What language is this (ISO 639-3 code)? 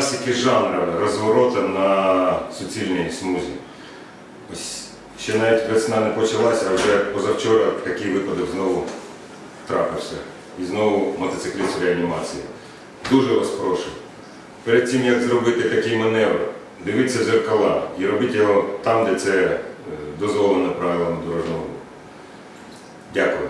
ukr